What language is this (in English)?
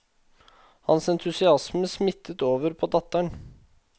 Norwegian